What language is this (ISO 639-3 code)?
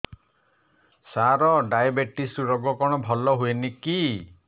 ori